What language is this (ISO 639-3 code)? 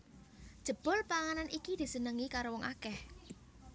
jav